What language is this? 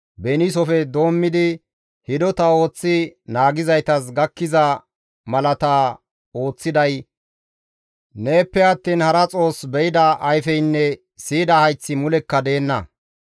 Gamo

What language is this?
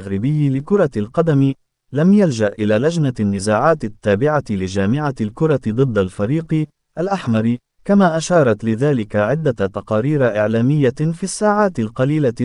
Arabic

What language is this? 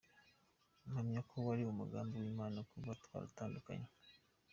Kinyarwanda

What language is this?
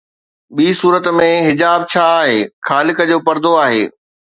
Sindhi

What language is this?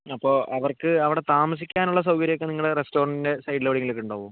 Malayalam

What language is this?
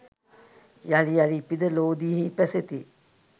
Sinhala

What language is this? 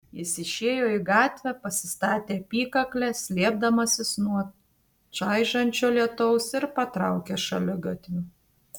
Lithuanian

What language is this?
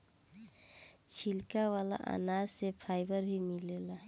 Bhojpuri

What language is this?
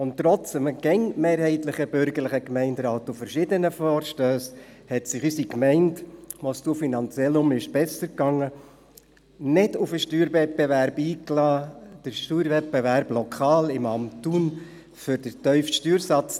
Swiss German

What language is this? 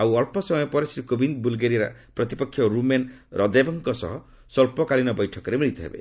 Odia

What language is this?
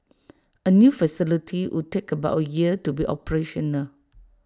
English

